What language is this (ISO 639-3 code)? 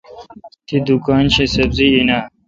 xka